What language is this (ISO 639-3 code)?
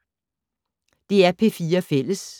dan